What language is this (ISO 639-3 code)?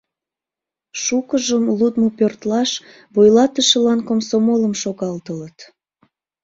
chm